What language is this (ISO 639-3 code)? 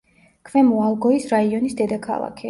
kat